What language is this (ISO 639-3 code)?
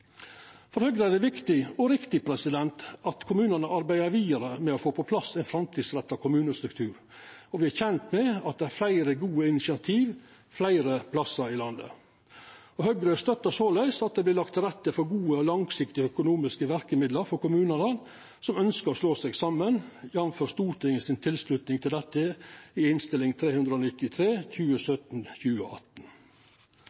nno